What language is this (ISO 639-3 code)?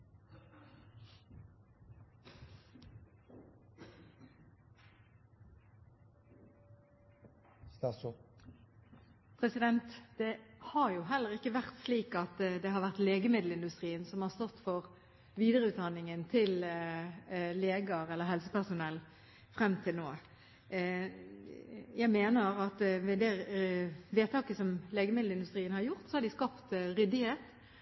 nob